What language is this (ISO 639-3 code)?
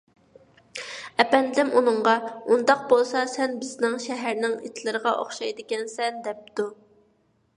uig